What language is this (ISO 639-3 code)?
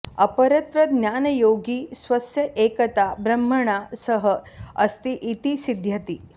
san